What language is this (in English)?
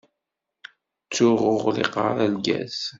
Kabyle